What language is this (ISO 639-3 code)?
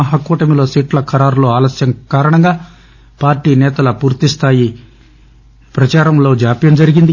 tel